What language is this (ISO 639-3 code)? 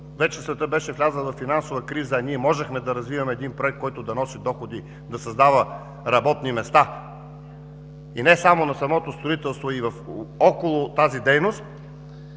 bul